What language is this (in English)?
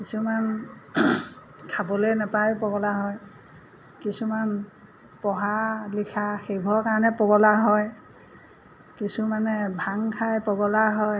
Assamese